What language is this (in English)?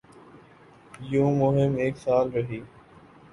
Urdu